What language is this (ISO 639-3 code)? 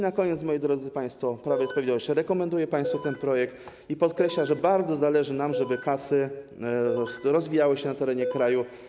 pol